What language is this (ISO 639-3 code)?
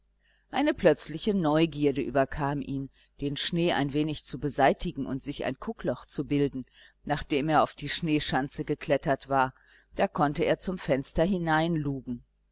deu